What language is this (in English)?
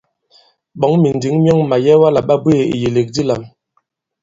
Bankon